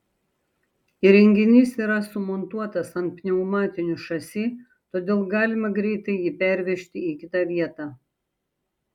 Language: Lithuanian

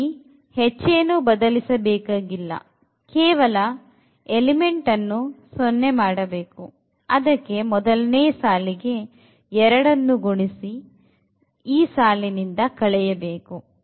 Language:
Kannada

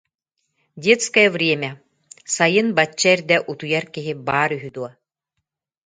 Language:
Yakut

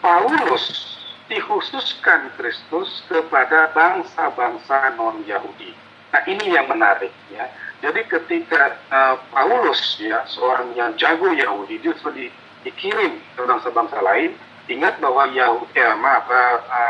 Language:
Indonesian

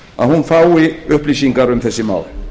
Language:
Icelandic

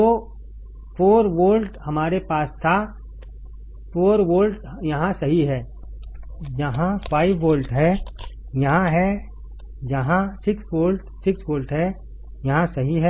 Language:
Hindi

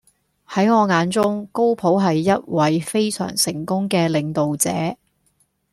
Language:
Cantonese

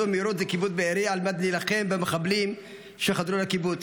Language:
Hebrew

